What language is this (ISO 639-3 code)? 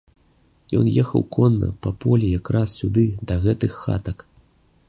bel